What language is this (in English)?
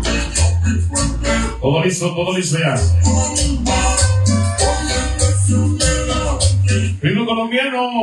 Spanish